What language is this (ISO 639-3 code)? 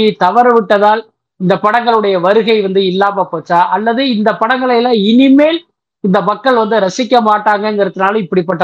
tam